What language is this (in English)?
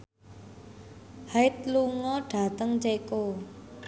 Javanese